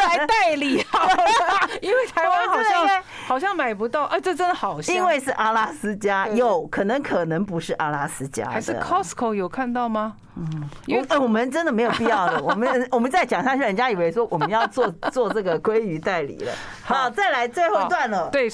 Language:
Chinese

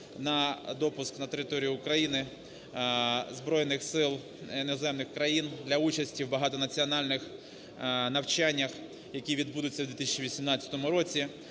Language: Ukrainian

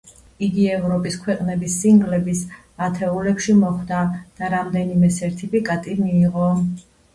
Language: Georgian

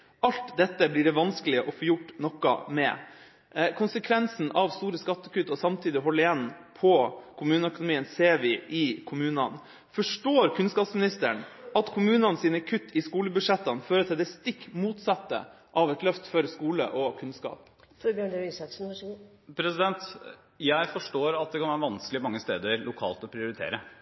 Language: Norwegian Bokmål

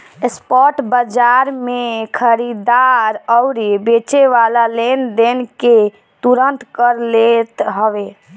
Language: Bhojpuri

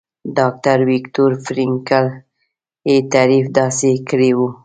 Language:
Pashto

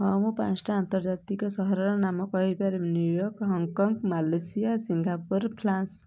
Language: Odia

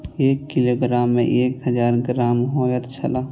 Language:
Maithili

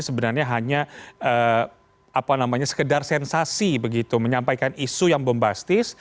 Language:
Indonesian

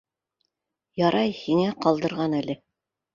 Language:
Bashkir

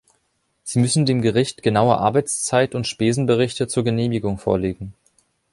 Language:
German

